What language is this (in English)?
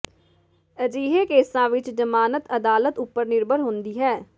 Punjabi